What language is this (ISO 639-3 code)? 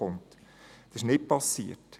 gsw